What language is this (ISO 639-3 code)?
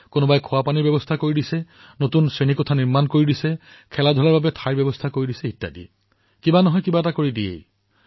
asm